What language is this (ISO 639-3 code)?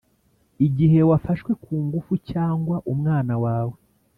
kin